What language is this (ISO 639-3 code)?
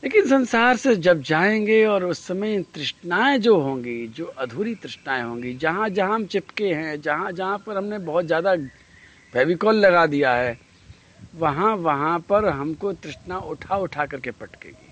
hin